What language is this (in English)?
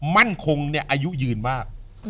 Thai